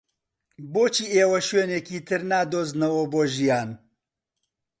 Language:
Central Kurdish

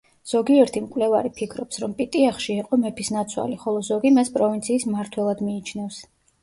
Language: Georgian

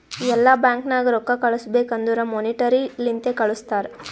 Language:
Kannada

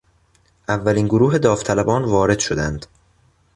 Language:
Persian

